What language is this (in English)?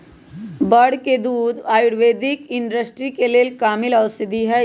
Magahi